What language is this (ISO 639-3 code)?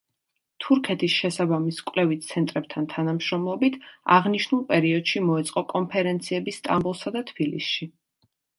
kat